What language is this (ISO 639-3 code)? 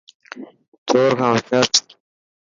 mki